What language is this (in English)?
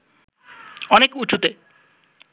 Bangla